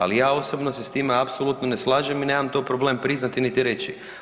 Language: Croatian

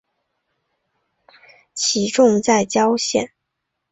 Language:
Chinese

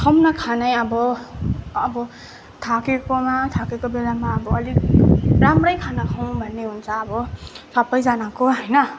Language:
Nepali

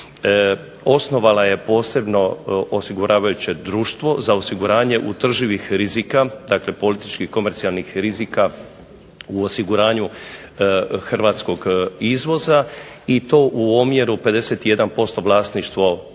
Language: Croatian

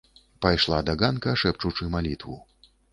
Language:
Belarusian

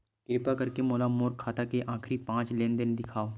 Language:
Chhattisgarhi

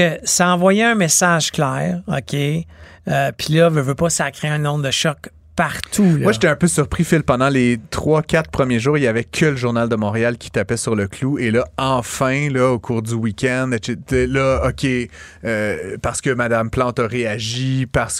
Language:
French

